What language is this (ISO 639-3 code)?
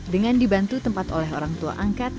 ind